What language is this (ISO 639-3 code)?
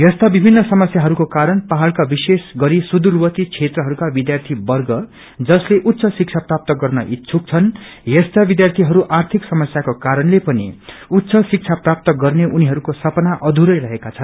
nep